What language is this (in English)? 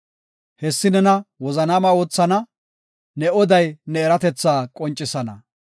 Gofa